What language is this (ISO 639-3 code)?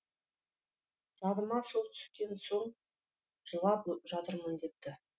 kaz